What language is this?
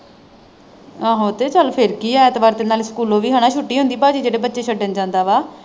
Punjabi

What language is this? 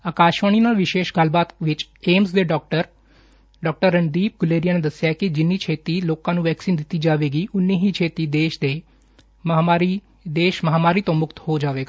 Punjabi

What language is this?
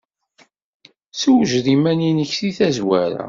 Kabyle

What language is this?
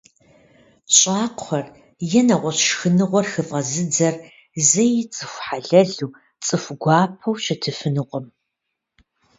Kabardian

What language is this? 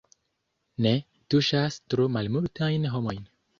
Esperanto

